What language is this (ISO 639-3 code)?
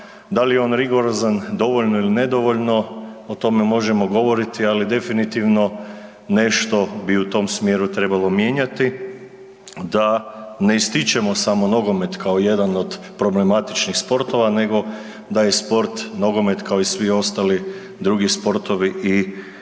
hrv